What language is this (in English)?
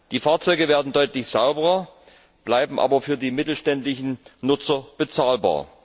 German